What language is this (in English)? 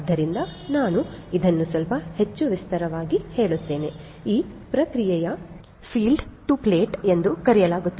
Kannada